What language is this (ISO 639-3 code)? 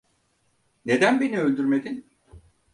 tur